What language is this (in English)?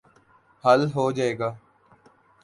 Urdu